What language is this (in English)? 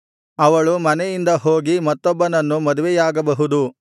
Kannada